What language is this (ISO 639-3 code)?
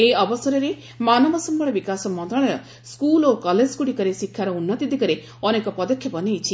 ori